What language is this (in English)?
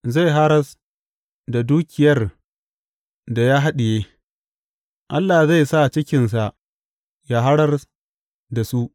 Hausa